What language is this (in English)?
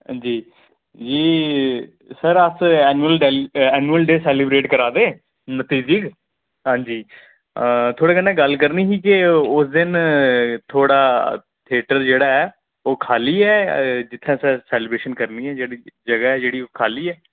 Dogri